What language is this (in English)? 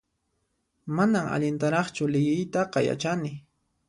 Puno Quechua